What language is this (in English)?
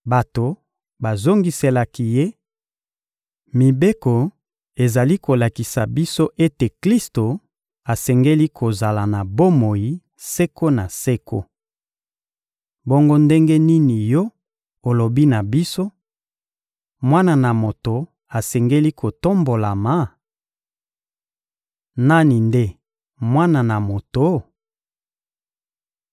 Lingala